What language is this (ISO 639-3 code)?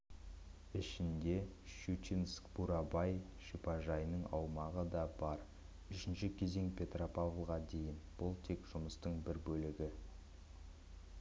kaz